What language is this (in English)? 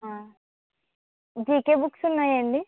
Telugu